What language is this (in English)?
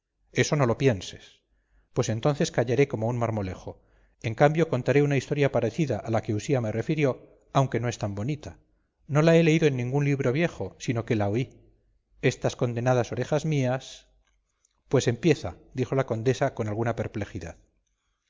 Spanish